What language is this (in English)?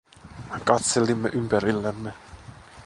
Finnish